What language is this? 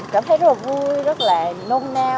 Vietnamese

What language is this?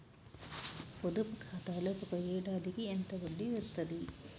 Telugu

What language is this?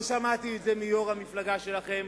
Hebrew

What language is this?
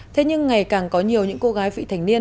Vietnamese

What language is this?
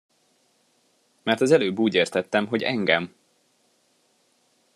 Hungarian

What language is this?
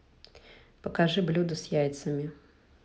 Russian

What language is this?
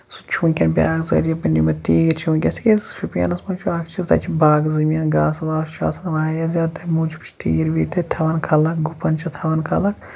Kashmiri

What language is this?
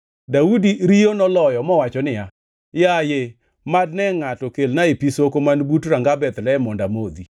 Luo (Kenya and Tanzania)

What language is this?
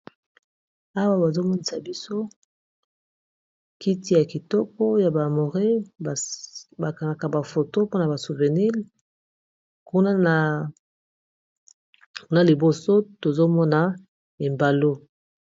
Lingala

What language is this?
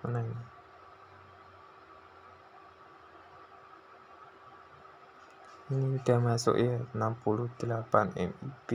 Indonesian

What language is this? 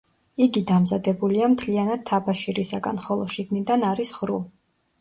Georgian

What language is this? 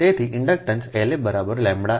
Gujarati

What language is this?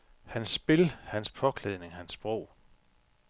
Danish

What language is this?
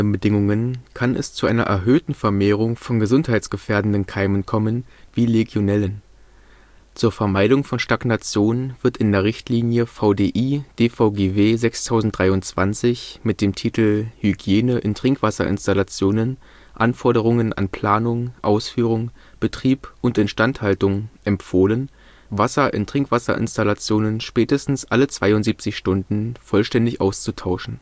German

